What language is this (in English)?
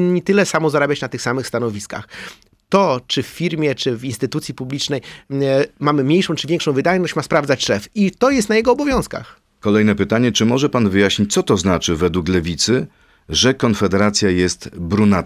Polish